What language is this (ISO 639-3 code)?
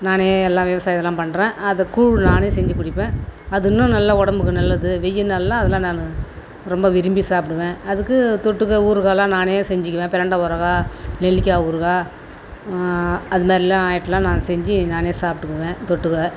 tam